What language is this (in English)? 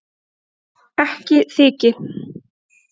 Icelandic